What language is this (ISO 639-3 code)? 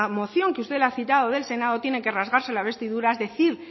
spa